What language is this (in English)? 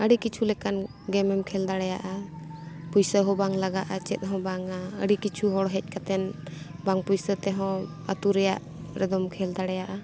Santali